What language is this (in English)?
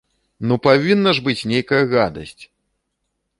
Belarusian